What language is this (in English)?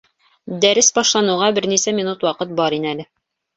Bashkir